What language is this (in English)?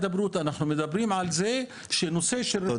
Hebrew